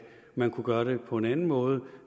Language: Danish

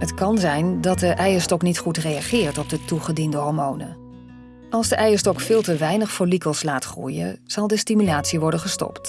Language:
Dutch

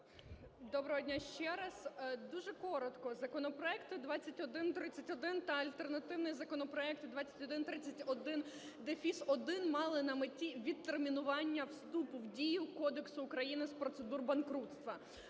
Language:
Ukrainian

